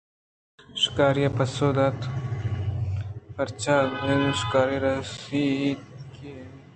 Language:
Eastern Balochi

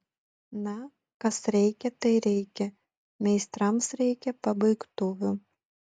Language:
Lithuanian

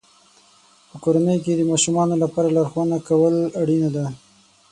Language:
Pashto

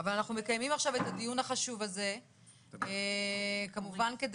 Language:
Hebrew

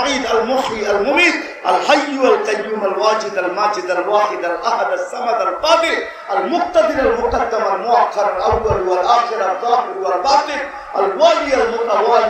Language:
Turkish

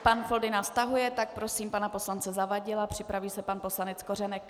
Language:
Czech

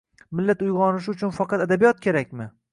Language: Uzbek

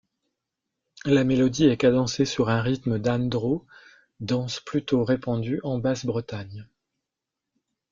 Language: French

